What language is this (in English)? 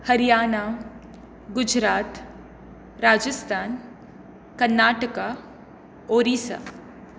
Konkani